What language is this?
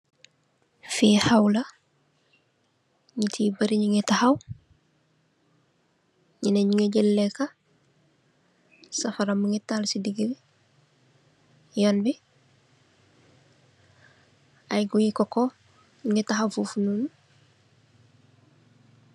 Wolof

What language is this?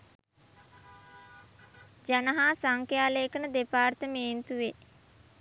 Sinhala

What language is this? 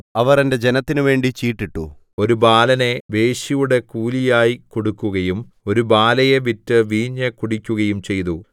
Malayalam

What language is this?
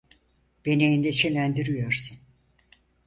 Turkish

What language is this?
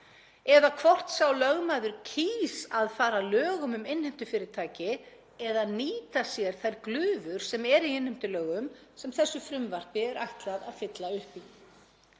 Icelandic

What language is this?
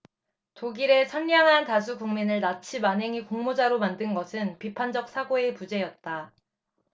Korean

